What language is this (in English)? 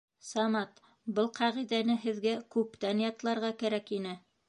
Bashkir